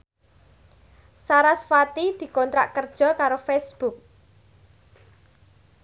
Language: Javanese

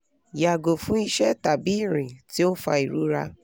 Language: Yoruba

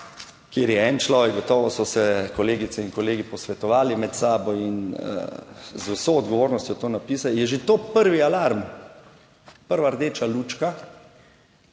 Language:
Slovenian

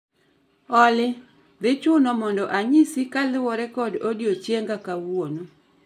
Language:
Luo (Kenya and Tanzania)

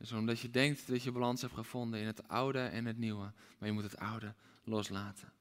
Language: Dutch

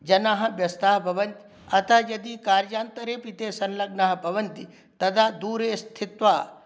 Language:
Sanskrit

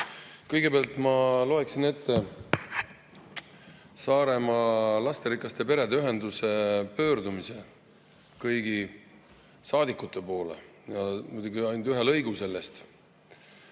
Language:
Estonian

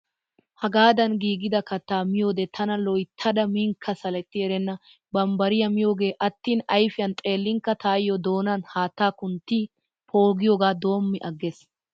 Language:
Wolaytta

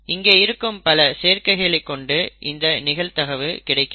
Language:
Tamil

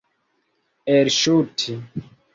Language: Esperanto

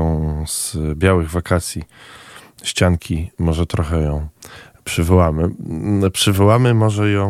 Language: Polish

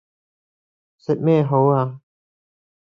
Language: Cantonese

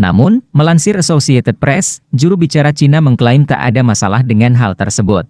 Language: Indonesian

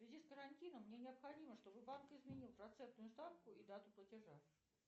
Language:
Russian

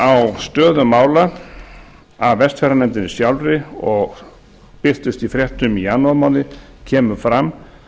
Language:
Icelandic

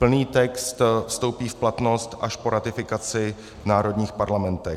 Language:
Czech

